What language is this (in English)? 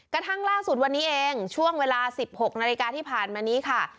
Thai